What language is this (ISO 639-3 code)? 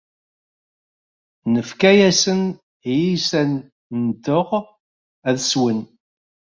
kab